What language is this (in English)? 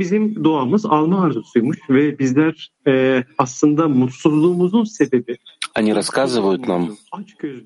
Russian